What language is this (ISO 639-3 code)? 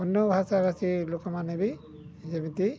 ori